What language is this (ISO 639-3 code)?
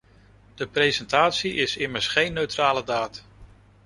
nld